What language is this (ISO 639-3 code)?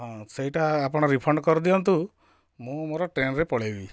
ori